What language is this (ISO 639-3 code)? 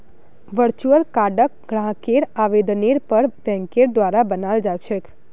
mag